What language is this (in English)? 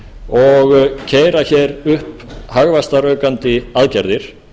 Icelandic